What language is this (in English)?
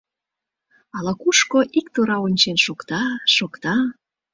Mari